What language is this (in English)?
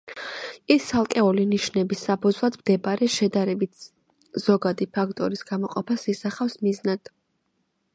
Georgian